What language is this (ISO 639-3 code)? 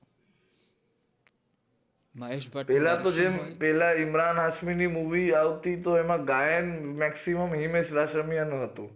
guj